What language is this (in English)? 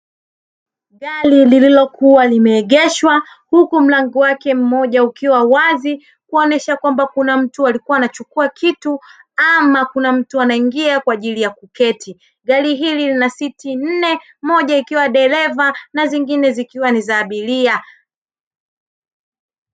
Swahili